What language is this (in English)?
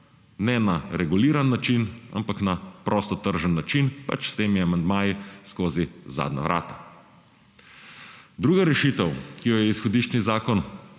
Slovenian